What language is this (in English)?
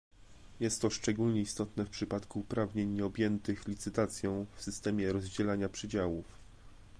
Polish